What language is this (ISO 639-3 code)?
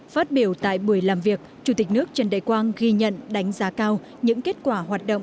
vie